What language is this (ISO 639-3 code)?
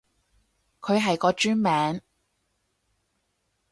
yue